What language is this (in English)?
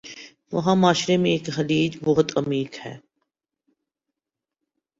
Urdu